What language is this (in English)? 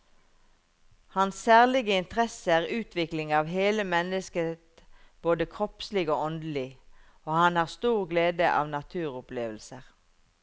Norwegian